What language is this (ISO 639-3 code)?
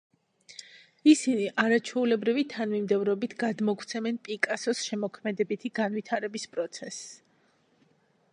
kat